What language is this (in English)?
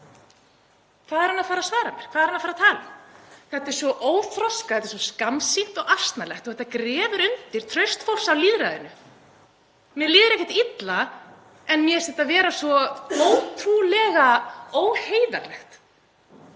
Icelandic